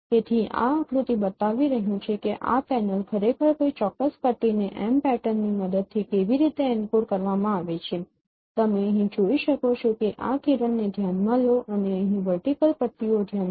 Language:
Gujarati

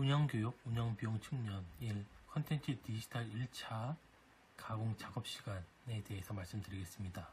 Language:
Korean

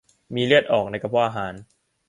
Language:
Thai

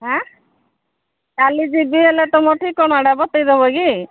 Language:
Odia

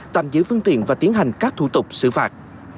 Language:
Vietnamese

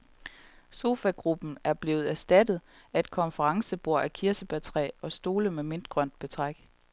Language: Danish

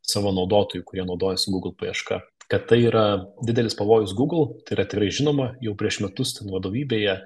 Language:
Lithuanian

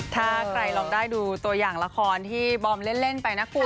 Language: Thai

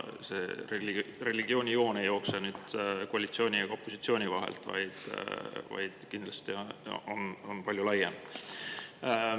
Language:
Estonian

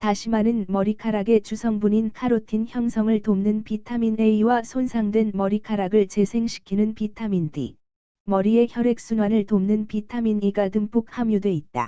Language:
Korean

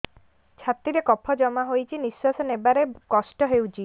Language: Odia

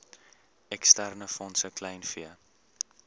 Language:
Afrikaans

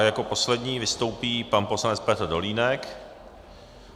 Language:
Czech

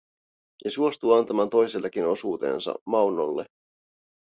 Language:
Finnish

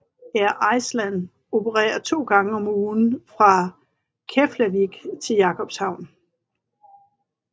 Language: Danish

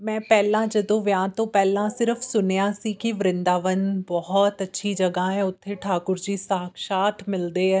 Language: Punjabi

